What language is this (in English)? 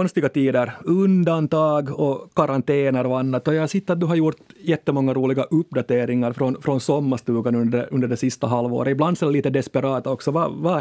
Swedish